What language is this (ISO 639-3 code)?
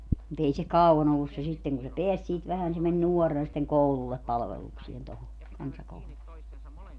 fin